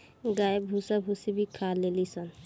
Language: Bhojpuri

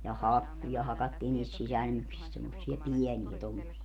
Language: Finnish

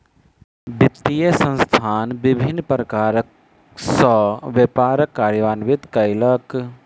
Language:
Maithili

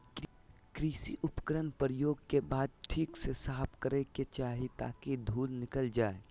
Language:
Magahi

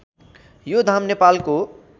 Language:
Nepali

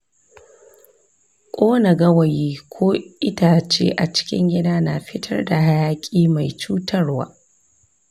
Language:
Hausa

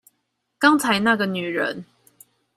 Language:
Chinese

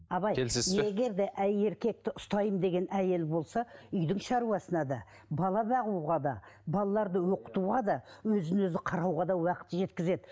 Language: Kazakh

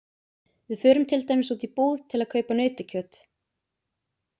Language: Icelandic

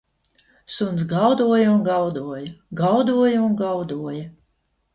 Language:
Latvian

